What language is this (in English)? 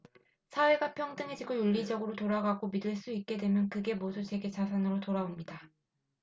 Korean